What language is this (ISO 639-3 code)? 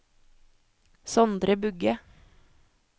nor